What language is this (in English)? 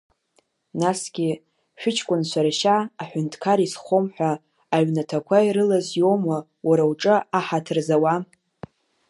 Abkhazian